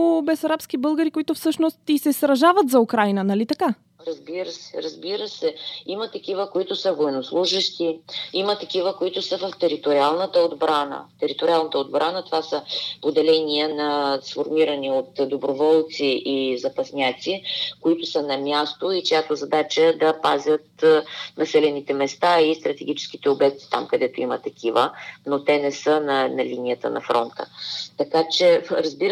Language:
Bulgarian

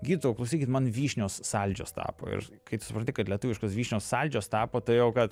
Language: Lithuanian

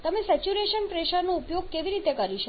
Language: Gujarati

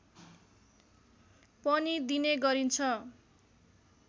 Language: Nepali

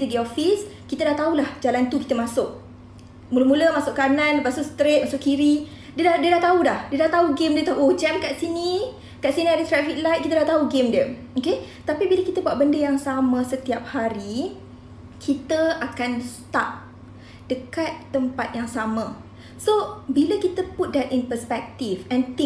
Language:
Malay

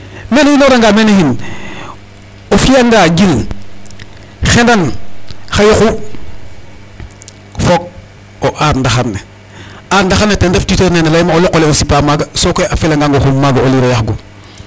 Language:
Serer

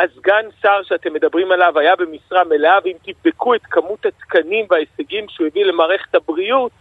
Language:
Hebrew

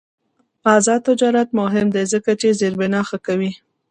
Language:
Pashto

